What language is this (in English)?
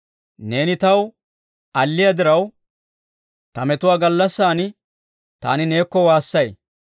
Dawro